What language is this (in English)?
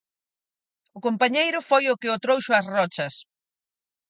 Galician